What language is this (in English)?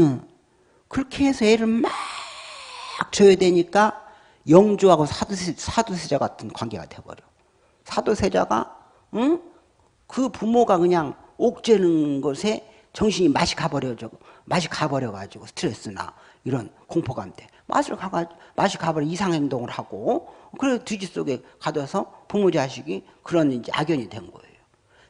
Korean